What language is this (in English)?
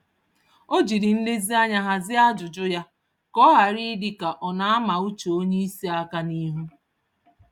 Igbo